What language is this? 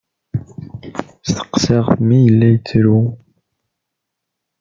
Kabyle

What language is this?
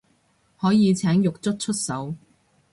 Cantonese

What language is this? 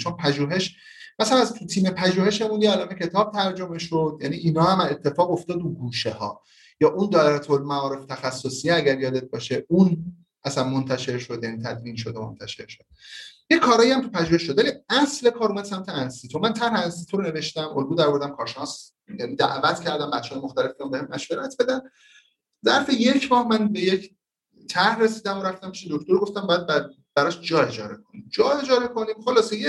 Persian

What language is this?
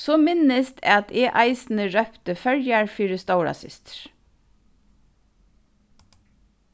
Faroese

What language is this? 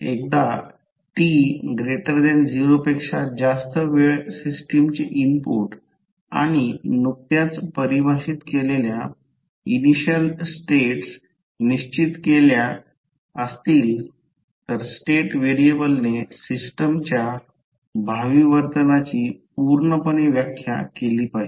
Marathi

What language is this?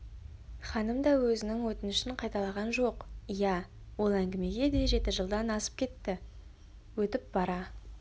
Kazakh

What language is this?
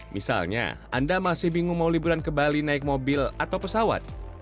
Indonesian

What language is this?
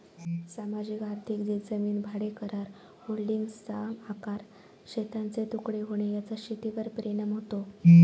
Marathi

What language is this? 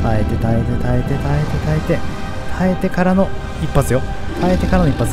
Japanese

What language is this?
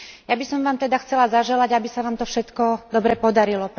Slovak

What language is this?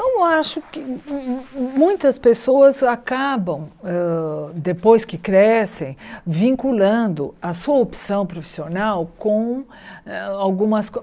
Portuguese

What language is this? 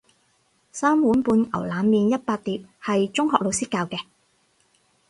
Cantonese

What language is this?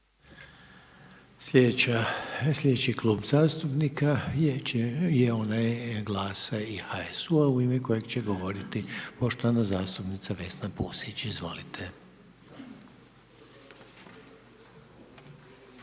Croatian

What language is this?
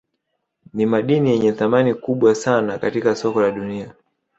Swahili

